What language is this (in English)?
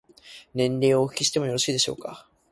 Japanese